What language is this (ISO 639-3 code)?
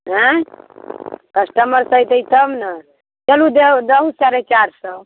mai